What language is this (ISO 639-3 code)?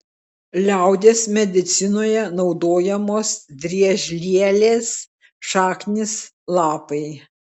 lit